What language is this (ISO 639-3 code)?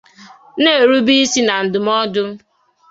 ibo